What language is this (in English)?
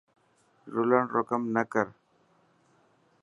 Dhatki